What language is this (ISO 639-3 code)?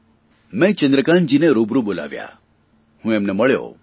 guj